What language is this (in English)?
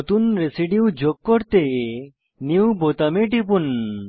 Bangla